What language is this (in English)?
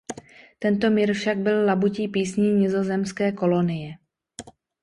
Czech